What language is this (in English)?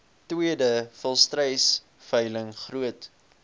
Afrikaans